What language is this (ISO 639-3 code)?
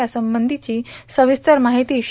mar